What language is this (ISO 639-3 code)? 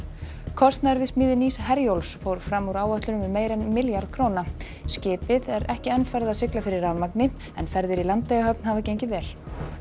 isl